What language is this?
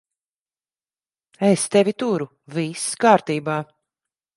Latvian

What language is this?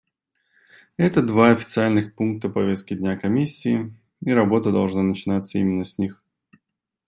Russian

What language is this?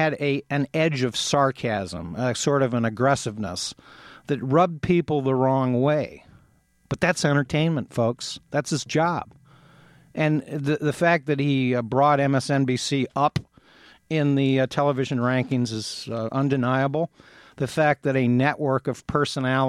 English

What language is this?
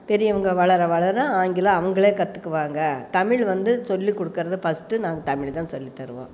Tamil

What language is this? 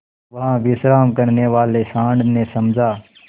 Hindi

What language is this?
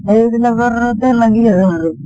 Assamese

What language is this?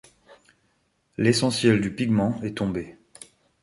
French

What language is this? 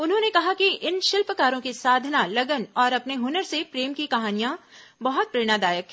Hindi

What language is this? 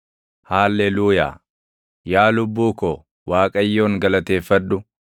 Oromo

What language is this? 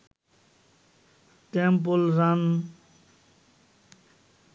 Bangla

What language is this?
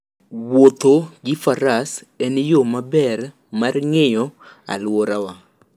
Luo (Kenya and Tanzania)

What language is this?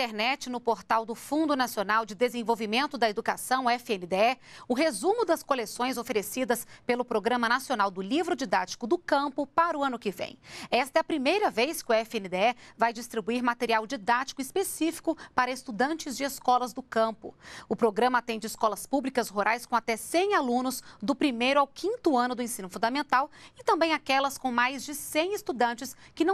Portuguese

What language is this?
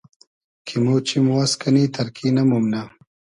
Hazaragi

